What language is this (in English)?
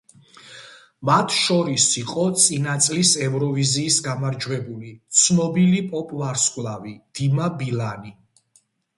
Georgian